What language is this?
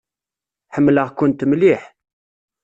Kabyle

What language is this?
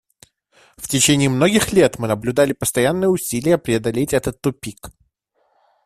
Russian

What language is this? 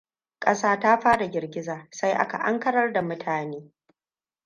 Hausa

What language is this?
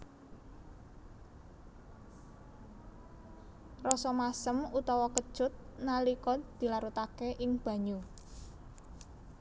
Javanese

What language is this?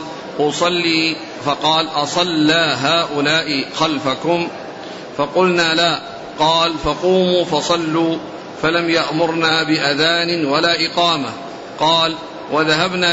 Arabic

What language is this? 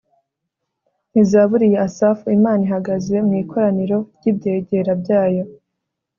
Kinyarwanda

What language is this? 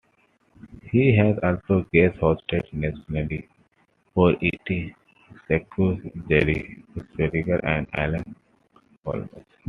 English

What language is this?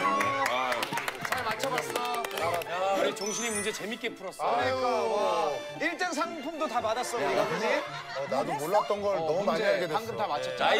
Korean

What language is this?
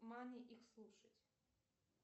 Russian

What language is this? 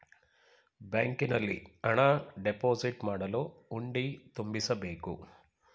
Kannada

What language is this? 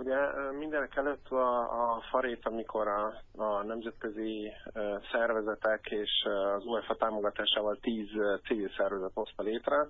Hungarian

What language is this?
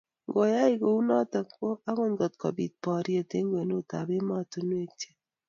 Kalenjin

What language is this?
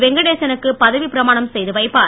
Tamil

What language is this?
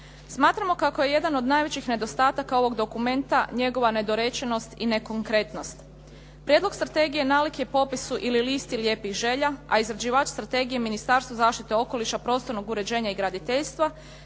Croatian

